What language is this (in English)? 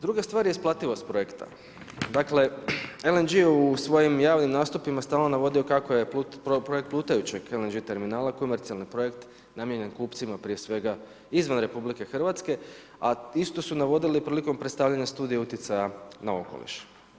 Croatian